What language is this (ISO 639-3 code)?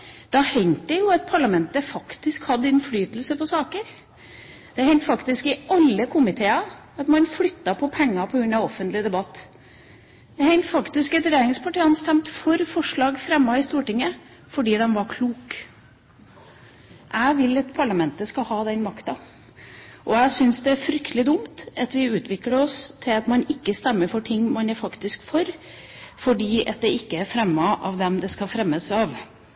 nob